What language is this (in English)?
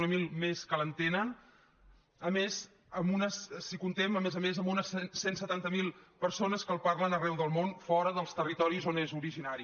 Catalan